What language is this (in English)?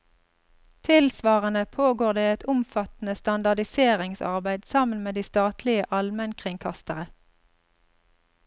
Norwegian